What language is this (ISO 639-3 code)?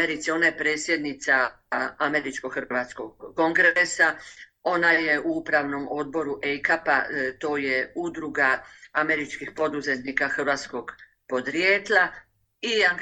hrv